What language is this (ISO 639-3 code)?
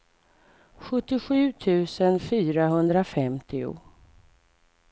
swe